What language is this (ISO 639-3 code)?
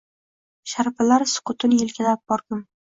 uzb